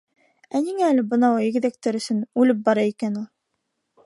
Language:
Bashkir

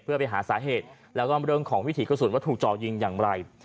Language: Thai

